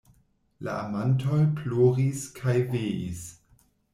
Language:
Esperanto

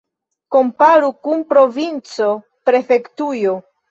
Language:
Esperanto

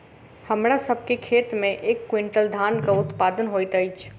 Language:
Maithili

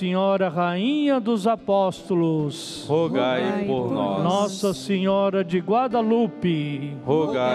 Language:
Portuguese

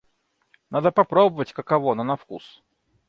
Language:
Russian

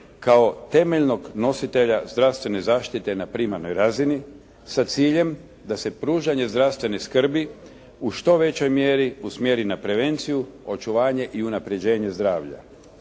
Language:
Croatian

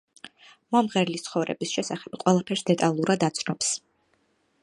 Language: Georgian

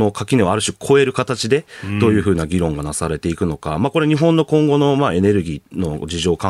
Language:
Japanese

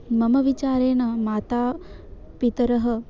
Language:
Sanskrit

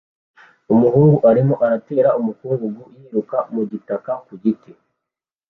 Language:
Kinyarwanda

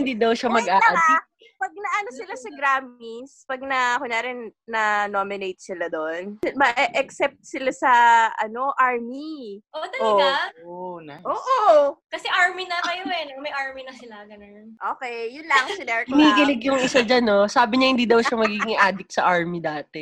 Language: Filipino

